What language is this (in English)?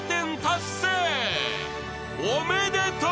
Japanese